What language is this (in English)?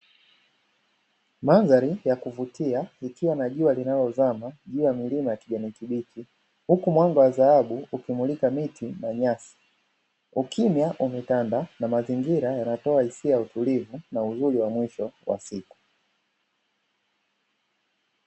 Swahili